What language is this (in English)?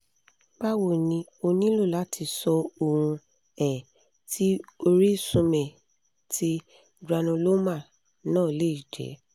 Yoruba